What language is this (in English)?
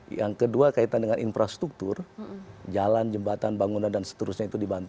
Indonesian